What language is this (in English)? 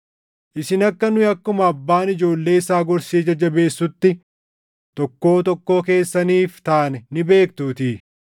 Oromo